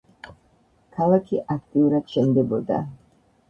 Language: Georgian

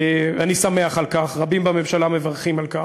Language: Hebrew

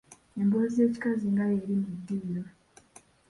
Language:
Ganda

